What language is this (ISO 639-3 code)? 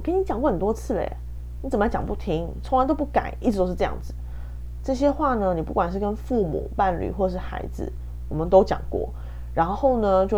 zho